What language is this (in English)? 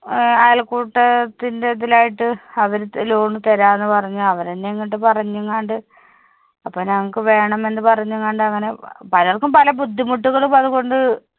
Malayalam